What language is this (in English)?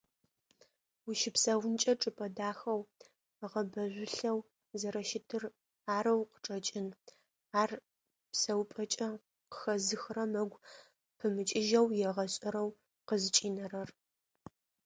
Adyghe